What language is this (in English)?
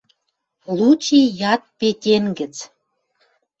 Western Mari